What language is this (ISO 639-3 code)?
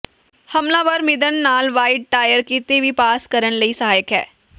pan